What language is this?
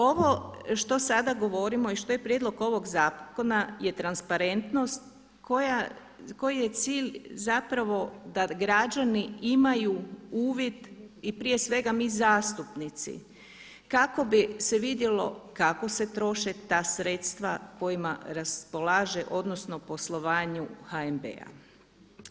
Croatian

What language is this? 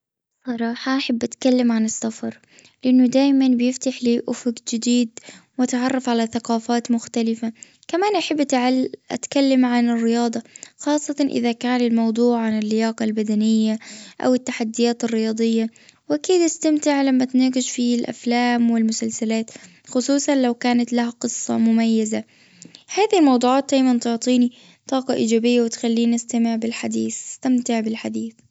Gulf Arabic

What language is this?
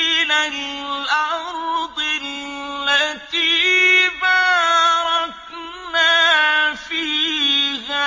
Arabic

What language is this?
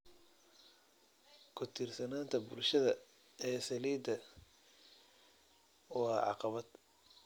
Somali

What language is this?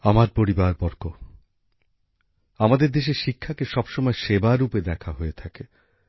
Bangla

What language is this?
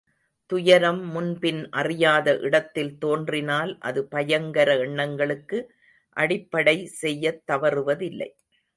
Tamil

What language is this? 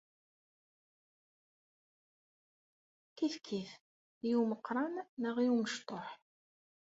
Kabyle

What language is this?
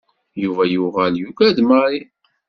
Kabyle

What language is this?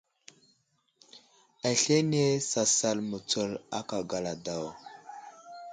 Wuzlam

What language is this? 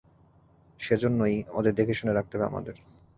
Bangla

